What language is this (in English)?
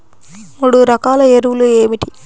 Telugu